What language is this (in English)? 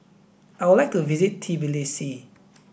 English